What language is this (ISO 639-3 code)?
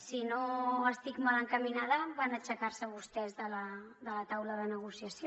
cat